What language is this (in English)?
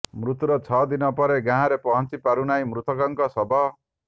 Odia